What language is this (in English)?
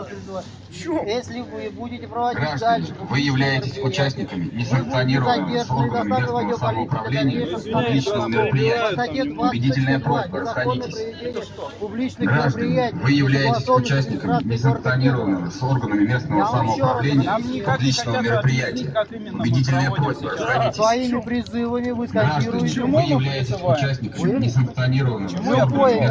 Russian